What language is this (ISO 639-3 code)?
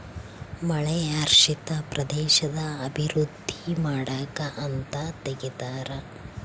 kan